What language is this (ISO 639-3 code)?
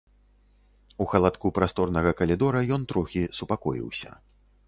bel